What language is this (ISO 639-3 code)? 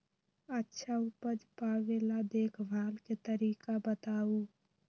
mag